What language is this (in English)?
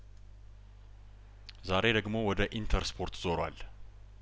Amharic